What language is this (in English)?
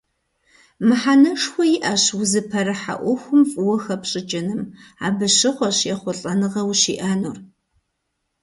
Kabardian